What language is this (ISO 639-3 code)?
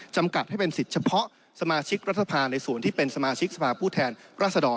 tha